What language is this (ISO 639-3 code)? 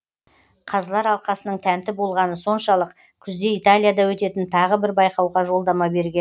kaz